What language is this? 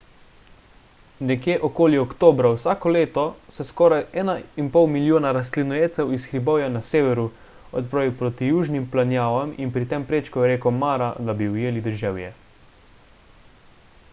Slovenian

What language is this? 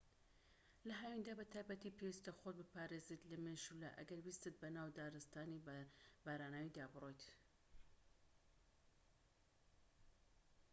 Central Kurdish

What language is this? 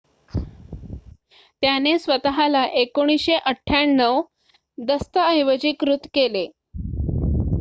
Marathi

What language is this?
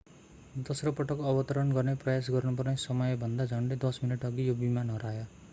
Nepali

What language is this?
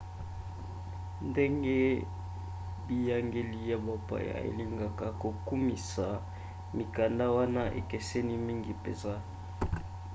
Lingala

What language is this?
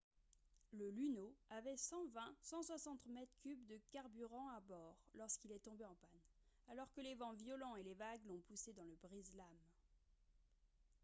French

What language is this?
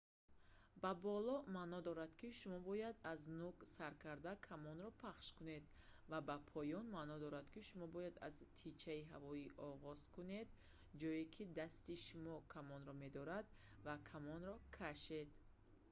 Tajik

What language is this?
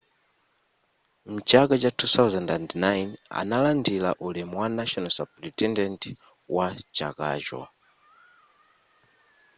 Nyanja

